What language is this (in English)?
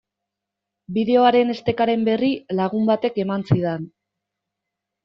Basque